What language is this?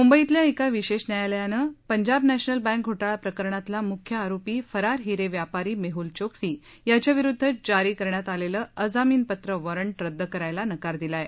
Marathi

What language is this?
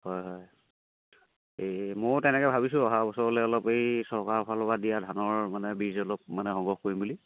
Assamese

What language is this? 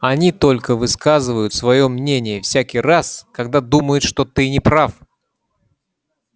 Russian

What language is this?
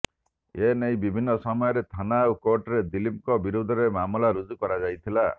Odia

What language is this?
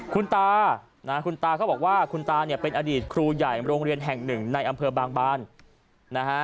Thai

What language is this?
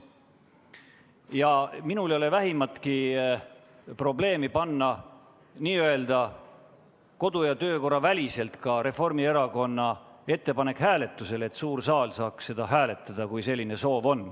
Estonian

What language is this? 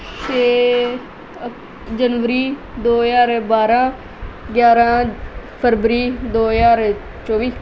Punjabi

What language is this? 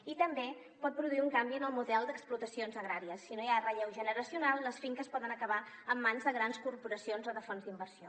Catalan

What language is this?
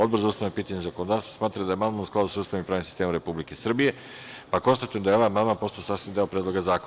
Serbian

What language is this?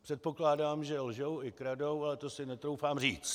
Czech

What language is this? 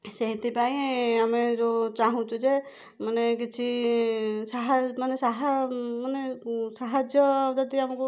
Odia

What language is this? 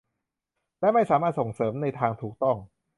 Thai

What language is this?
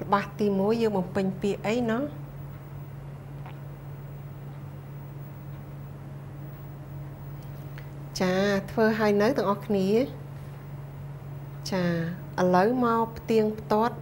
Thai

